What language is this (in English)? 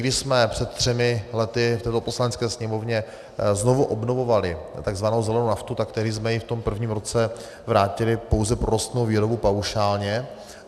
Czech